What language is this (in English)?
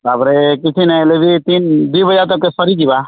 Odia